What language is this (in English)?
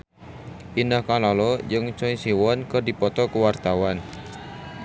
Sundanese